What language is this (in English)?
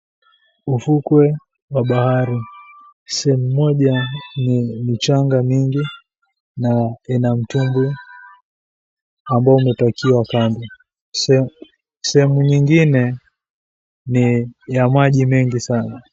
Swahili